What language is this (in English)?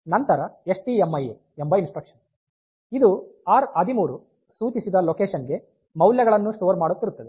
Kannada